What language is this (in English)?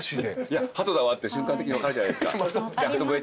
Japanese